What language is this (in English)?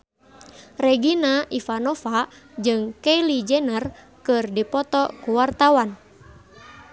Sundanese